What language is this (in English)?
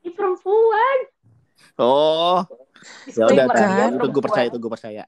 Indonesian